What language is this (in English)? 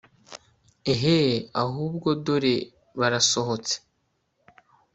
Kinyarwanda